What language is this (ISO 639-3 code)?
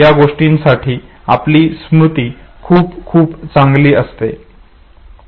mar